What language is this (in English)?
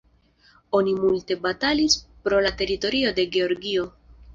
Esperanto